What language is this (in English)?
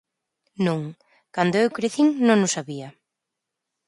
Galician